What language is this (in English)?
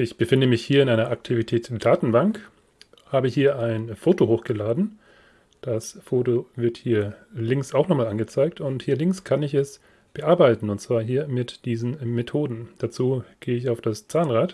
German